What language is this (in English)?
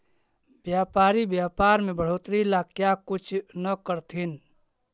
Magahi